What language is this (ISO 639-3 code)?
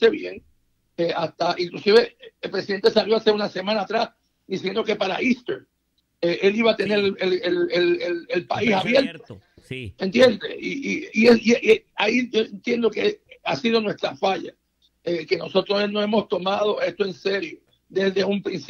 spa